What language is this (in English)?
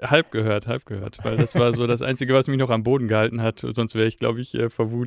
German